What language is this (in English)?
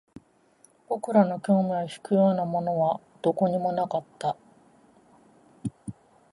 Japanese